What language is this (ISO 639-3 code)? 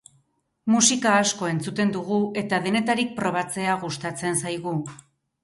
eus